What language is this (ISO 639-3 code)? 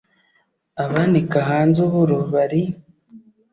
kin